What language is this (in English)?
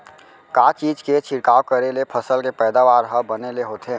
Chhattisgarhi